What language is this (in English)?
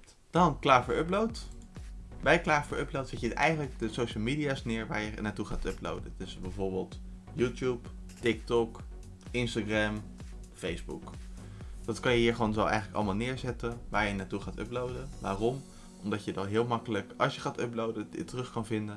Dutch